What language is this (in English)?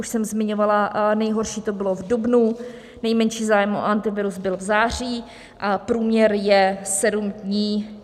Czech